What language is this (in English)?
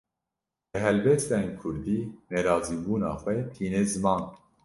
Kurdish